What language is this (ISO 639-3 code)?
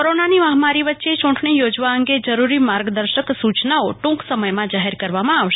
guj